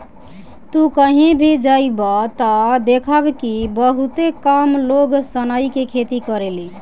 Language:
Bhojpuri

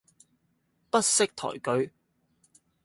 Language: Cantonese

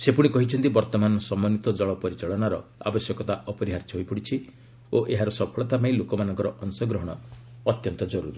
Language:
Odia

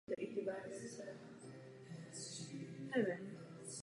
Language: Czech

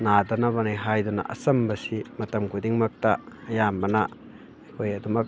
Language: Manipuri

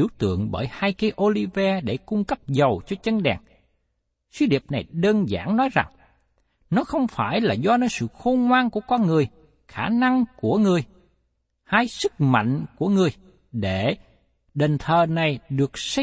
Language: Vietnamese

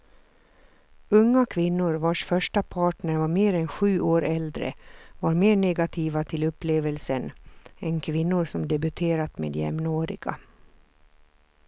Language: Swedish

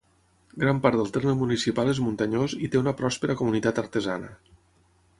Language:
Catalan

